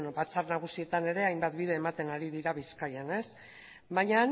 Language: Basque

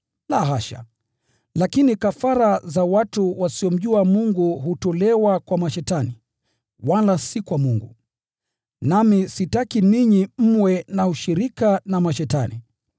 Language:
Swahili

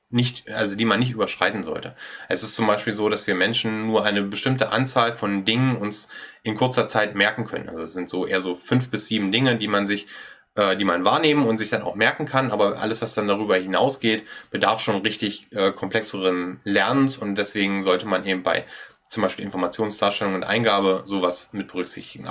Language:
German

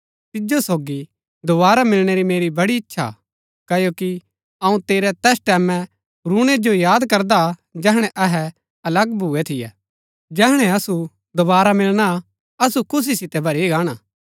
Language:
Gaddi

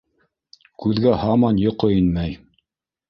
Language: Bashkir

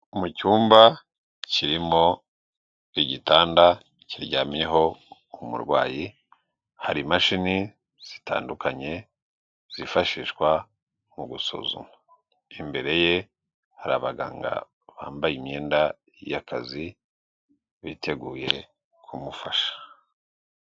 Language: Kinyarwanda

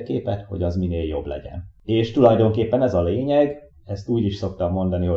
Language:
Hungarian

